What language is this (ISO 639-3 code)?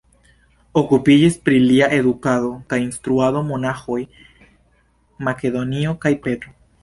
epo